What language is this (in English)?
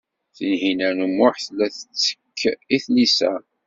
Kabyle